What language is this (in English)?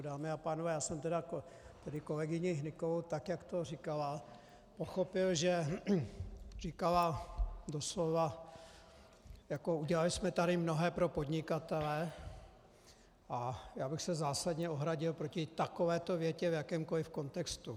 Czech